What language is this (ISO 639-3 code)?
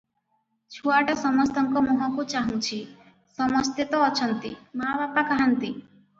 ori